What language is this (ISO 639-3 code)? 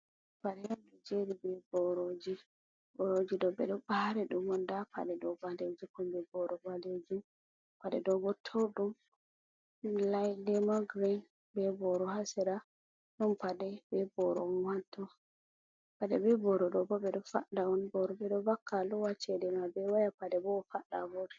ful